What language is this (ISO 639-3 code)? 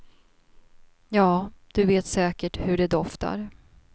swe